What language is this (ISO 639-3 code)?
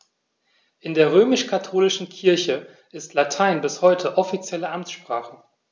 deu